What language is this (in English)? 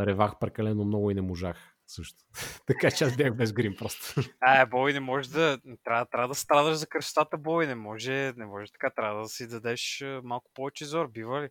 Bulgarian